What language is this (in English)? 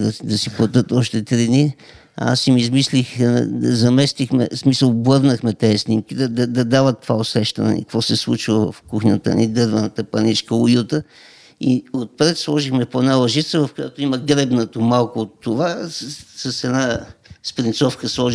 Bulgarian